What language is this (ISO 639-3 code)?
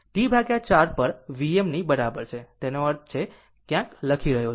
guj